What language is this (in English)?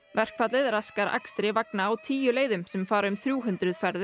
Icelandic